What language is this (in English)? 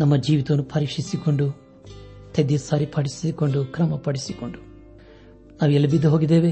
Kannada